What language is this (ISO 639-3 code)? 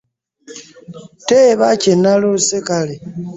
lug